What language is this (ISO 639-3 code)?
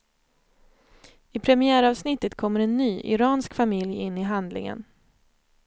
swe